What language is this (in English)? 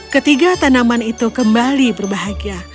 Indonesian